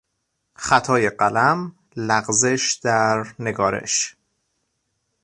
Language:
Persian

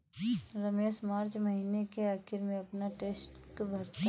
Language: Hindi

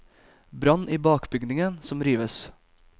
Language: Norwegian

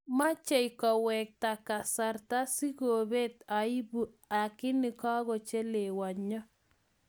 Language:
Kalenjin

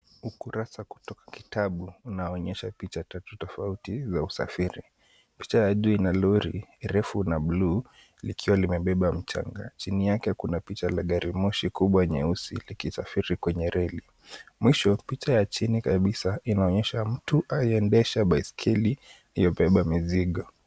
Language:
Swahili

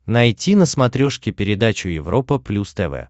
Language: Russian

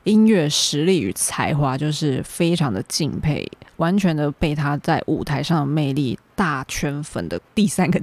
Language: Chinese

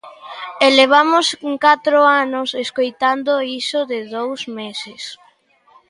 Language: Galician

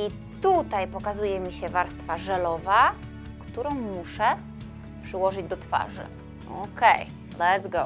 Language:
Polish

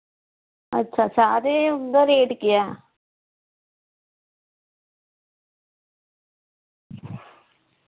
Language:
Dogri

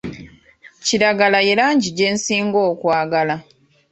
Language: Ganda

